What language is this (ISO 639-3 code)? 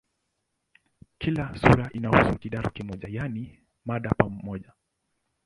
swa